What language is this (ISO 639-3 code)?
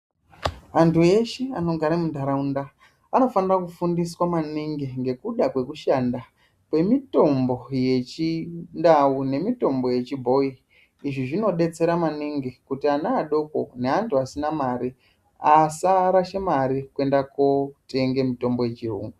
ndc